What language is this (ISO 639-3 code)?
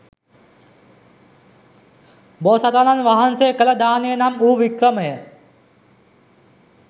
sin